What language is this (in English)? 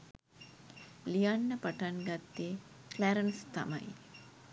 Sinhala